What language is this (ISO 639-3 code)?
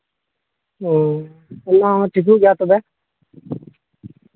sat